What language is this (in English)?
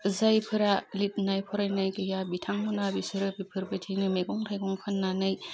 Bodo